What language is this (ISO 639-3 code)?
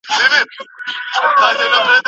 pus